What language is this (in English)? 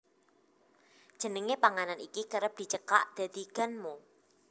Javanese